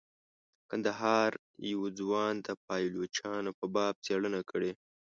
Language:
Pashto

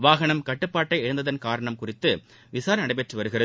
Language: Tamil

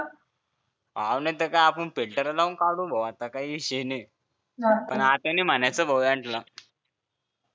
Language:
Marathi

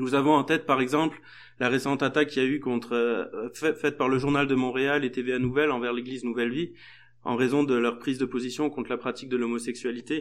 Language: French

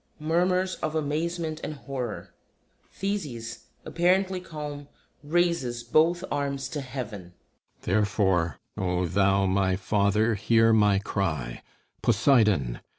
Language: English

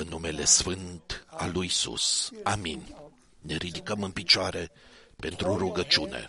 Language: Romanian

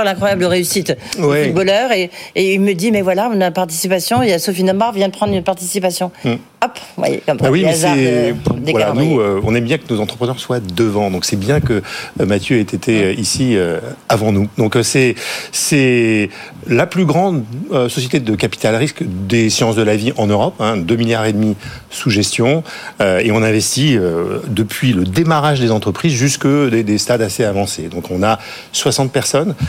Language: French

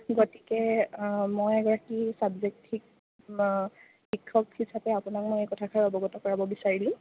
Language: Assamese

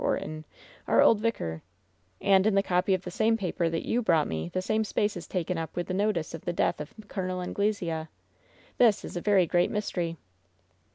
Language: English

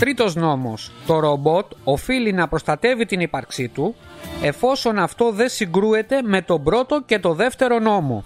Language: Greek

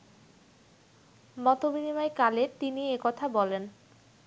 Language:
Bangla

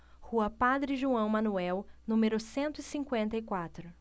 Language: Portuguese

